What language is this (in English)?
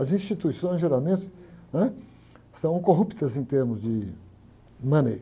Portuguese